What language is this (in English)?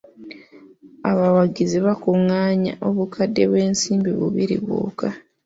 Ganda